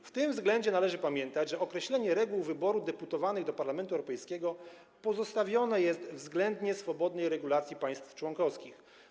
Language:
Polish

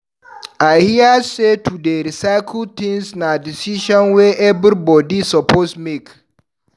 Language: Nigerian Pidgin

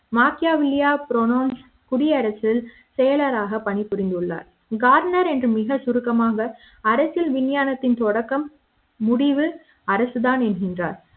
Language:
Tamil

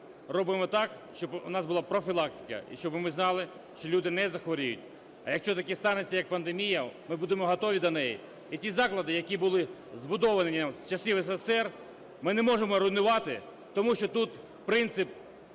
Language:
Ukrainian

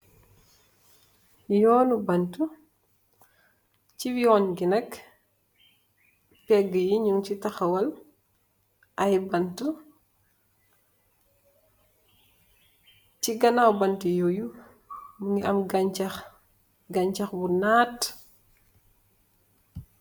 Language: Wolof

